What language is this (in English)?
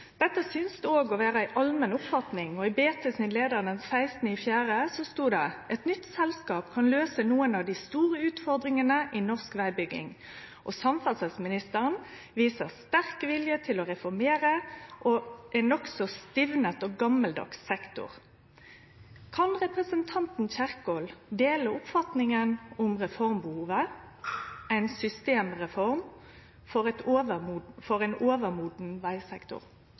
Norwegian Nynorsk